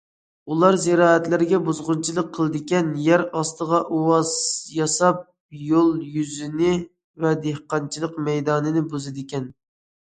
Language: Uyghur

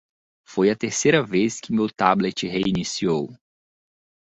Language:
Portuguese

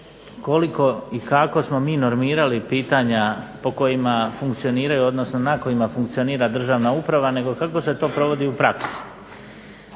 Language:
Croatian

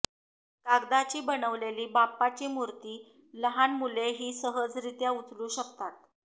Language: Marathi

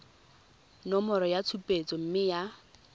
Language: Tswana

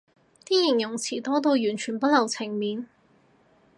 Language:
Cantonese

